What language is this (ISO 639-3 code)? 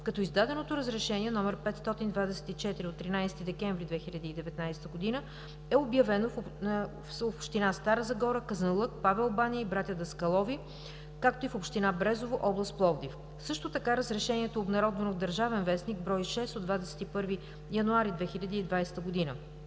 bul